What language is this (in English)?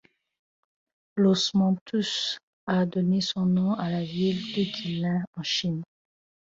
French